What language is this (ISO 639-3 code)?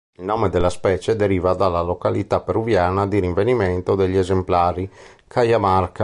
ita